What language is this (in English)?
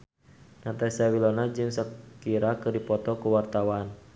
Sundanese